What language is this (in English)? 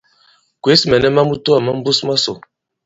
Bankon